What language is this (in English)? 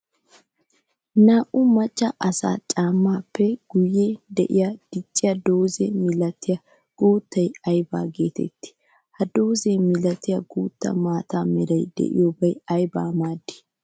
Wolaytta